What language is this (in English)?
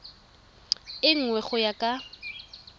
Tswana